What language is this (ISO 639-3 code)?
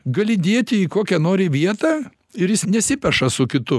lit